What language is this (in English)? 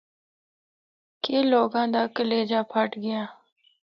Northern Hindko